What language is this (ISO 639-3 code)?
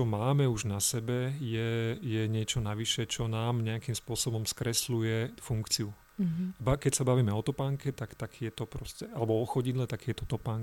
slk